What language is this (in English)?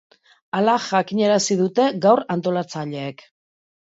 Basque